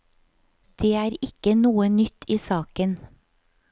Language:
Norwegian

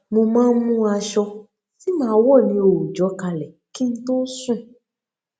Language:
Yoruba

